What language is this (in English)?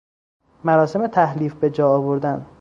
Persian